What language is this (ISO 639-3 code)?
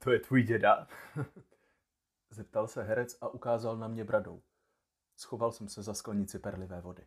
ces